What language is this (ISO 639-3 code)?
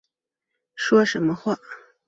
zho